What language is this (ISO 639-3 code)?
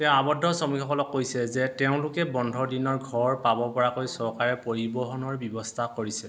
asm